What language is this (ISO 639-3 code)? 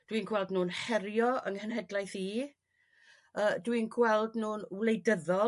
cym